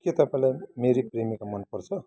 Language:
Nepali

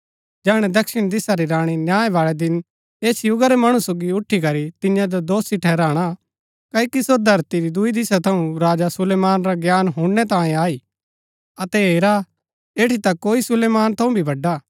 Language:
Gaddi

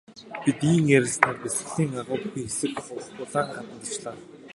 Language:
Mongolian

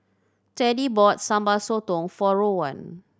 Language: English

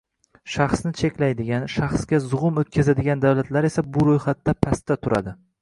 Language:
Uzbek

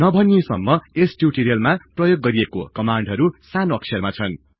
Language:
Nepali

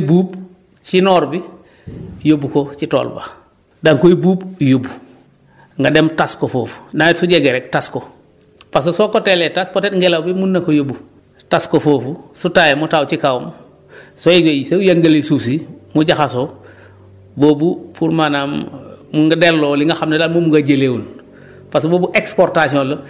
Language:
Wolof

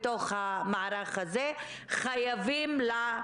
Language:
Hebrew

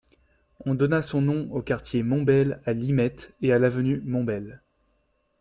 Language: French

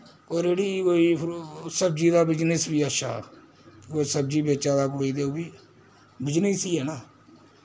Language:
Dogri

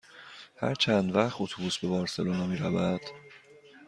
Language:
Persian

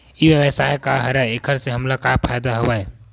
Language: Chhattisgarhi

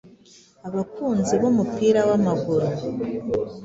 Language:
Kinyarwanda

